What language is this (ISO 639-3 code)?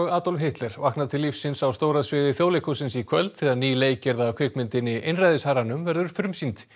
isl